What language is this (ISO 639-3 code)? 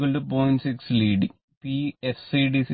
mal